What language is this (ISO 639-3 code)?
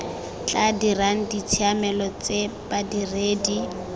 tsn